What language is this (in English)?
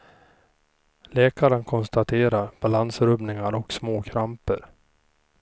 Swedish